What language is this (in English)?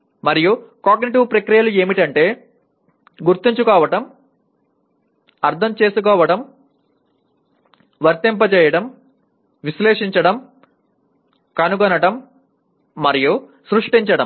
Telugu